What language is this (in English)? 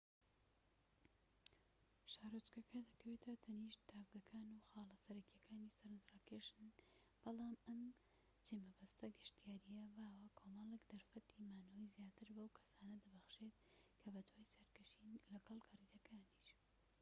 Central Kurdish